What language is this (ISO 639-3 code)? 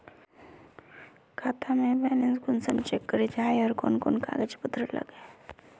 mag